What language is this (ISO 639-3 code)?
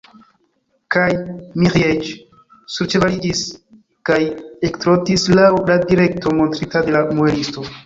epo